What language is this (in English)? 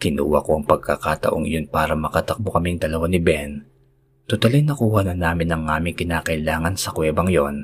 Filipino